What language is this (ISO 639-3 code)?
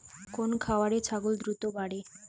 ben